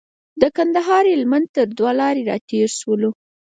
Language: Pashto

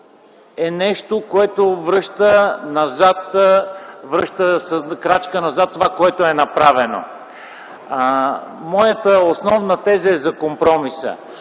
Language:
Bulgarian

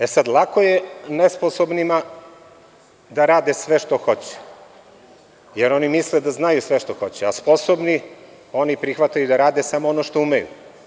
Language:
Serbian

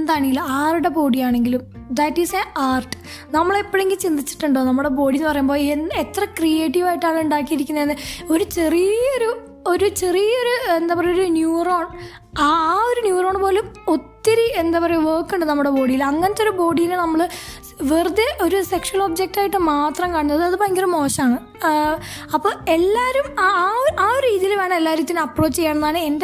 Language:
Malayalam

